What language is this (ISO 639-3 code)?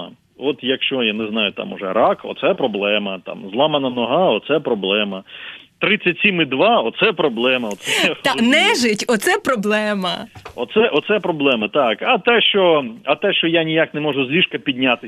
ukr